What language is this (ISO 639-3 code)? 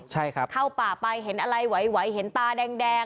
tha